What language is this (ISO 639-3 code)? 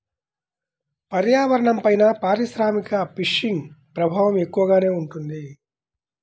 tel